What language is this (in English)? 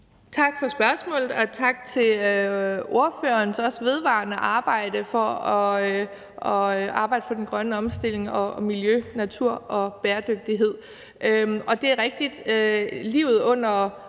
Danish